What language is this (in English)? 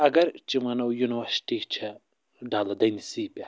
Kashmiri